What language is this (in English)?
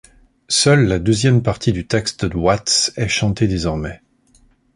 French